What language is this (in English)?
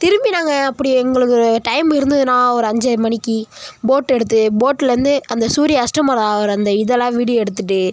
Tamil